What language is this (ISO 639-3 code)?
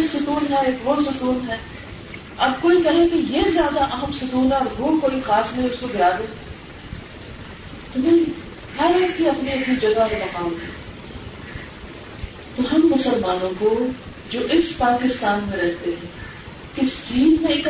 urd